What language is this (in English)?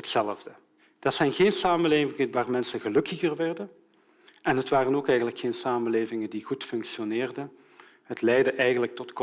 Dutch